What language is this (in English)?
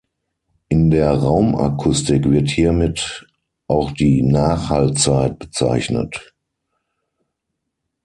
German